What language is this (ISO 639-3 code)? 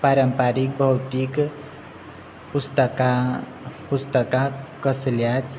kok